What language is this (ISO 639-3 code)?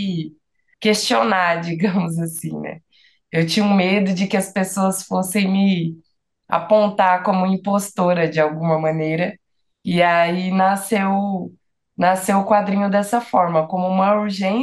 por